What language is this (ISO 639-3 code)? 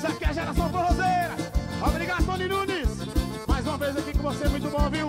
por